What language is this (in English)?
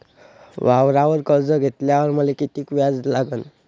Marathi